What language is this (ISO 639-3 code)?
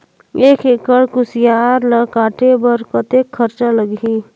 hne